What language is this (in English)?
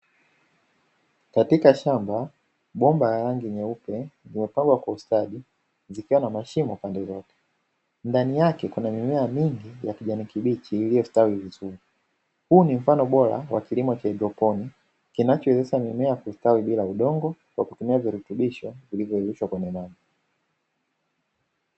Swahili